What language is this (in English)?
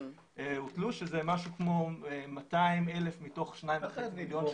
Hebrew